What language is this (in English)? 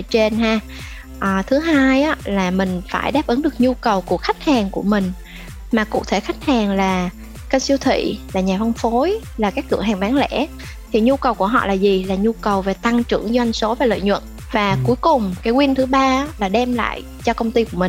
Vietnamese